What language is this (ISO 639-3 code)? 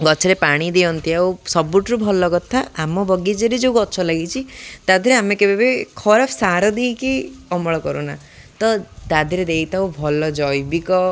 ori